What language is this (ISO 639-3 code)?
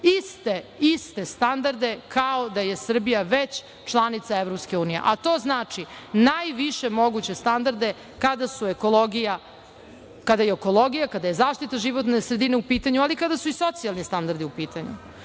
srp